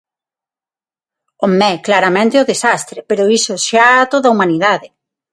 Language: Galician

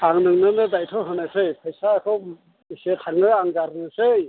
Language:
Bodo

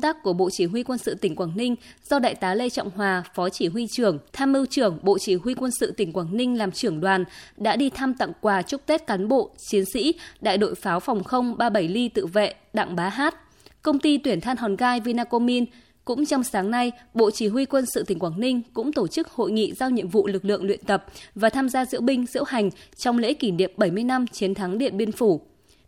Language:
Vietnamese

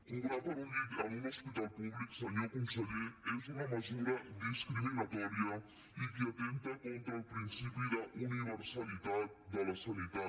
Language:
Catalan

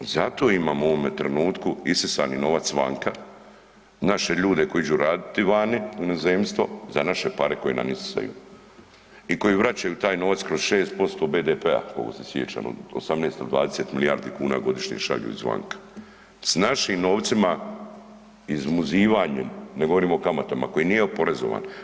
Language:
Croatian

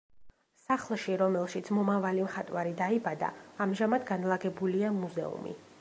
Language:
Georgian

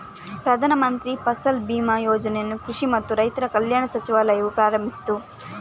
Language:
Kannada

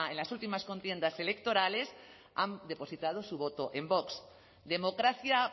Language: Spanish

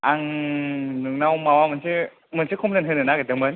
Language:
Bodo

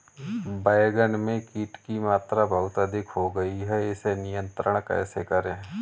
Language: Hindi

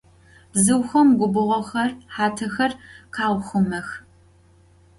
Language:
Adyghe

